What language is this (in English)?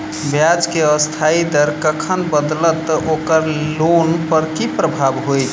Maithili